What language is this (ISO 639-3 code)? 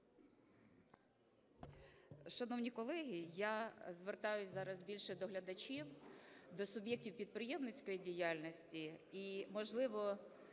ukr